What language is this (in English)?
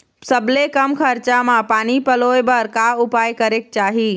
Chhattisgarhi